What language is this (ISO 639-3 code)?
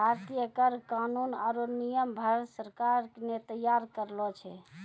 mai